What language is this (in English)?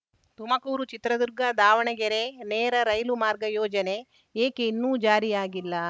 Kannada